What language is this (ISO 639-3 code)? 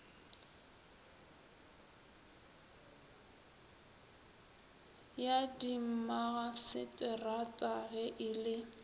nso